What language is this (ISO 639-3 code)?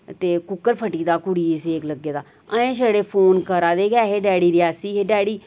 doi